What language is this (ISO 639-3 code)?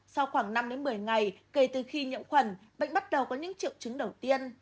vie